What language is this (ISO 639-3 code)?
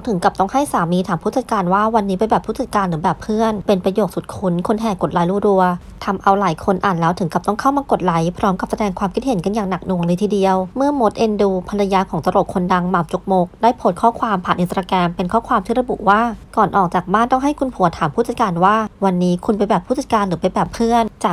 tha